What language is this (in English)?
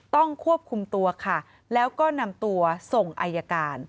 Thai